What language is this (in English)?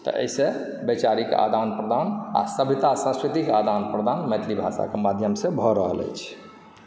Maithili